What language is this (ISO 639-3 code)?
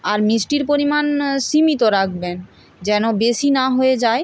ben